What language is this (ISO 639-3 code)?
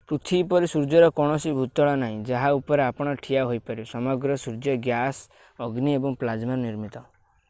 ori